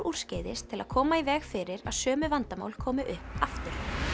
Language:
Icelandic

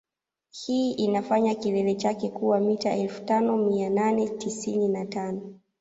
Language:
Swahili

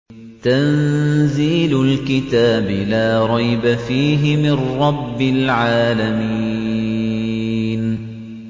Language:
Arabic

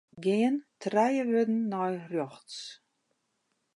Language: Western Frisian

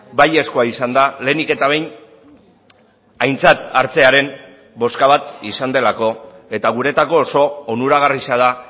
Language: Basque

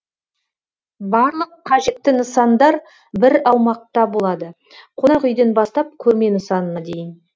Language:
Kazakh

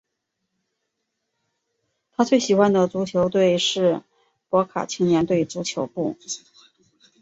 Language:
Chinese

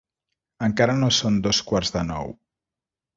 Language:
Catalan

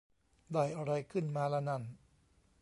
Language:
Thai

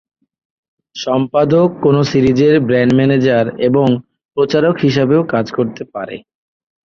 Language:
Bangla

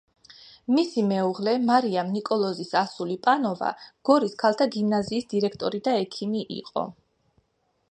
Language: Georgian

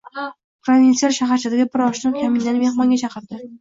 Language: Uzbek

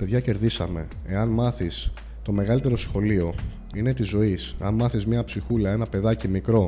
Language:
Greek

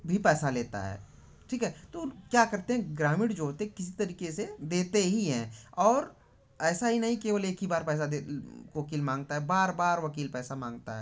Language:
Hindi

